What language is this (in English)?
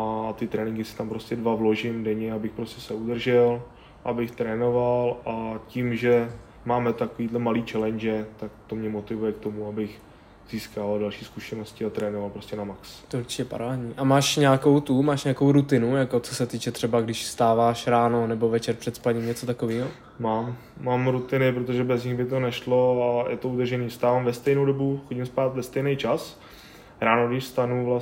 Czech